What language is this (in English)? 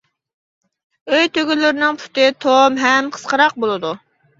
Uyghur